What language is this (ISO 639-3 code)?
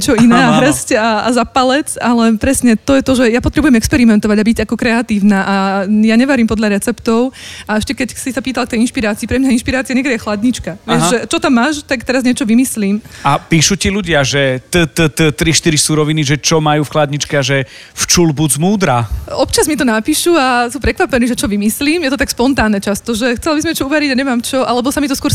slk